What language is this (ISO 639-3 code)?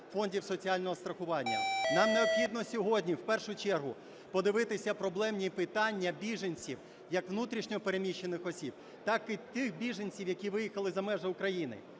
ukr